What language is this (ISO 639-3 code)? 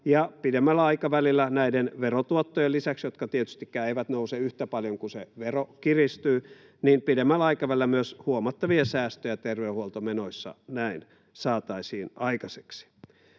fin